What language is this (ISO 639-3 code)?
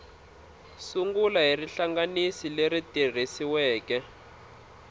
tso